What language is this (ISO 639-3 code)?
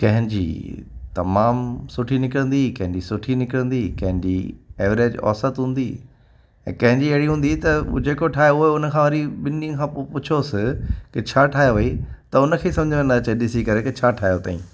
snd